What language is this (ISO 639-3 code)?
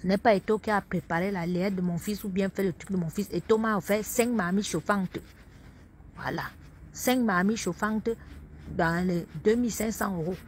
fra